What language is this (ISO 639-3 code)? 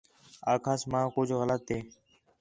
xhe